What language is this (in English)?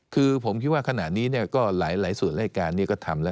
Thai